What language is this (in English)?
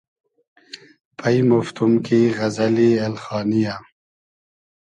Hazaragi